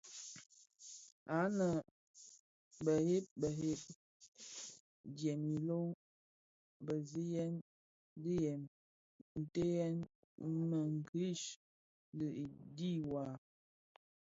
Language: Bafia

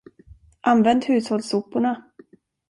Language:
Swedish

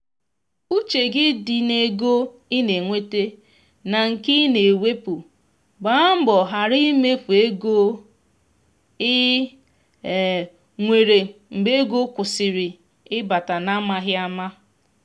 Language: Igbo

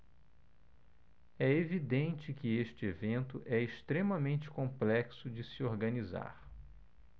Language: Portuguese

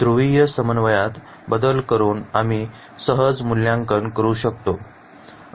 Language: Marathi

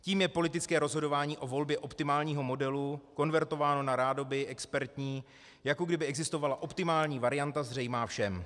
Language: Czech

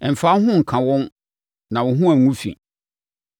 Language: Akan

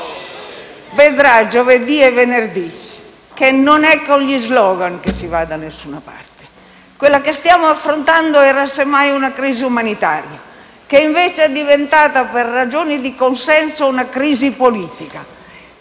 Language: Italian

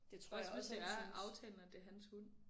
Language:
Danish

